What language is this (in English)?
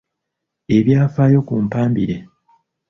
Ganda